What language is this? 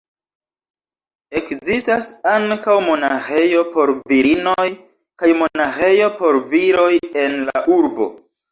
Esperanto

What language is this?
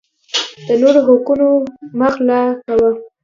Pashto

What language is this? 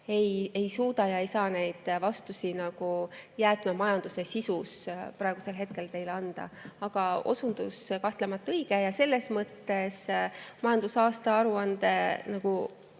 Estonian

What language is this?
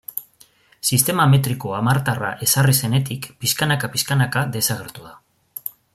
Basque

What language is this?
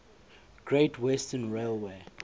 English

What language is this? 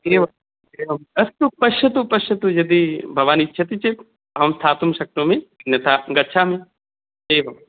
Sanskrit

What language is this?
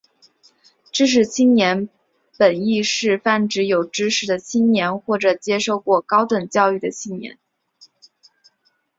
Chinese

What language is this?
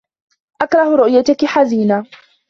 Arabic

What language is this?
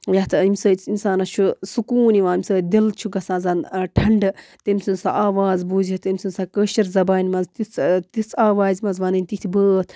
Kashmiri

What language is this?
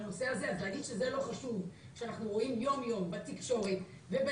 Hebrew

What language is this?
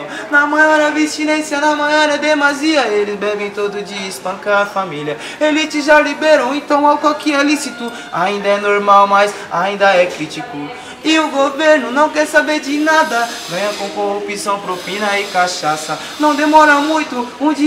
Portuguese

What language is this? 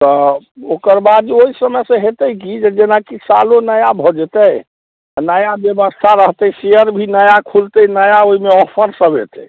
Maithili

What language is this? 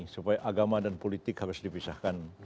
Indonesian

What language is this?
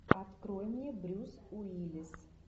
Russian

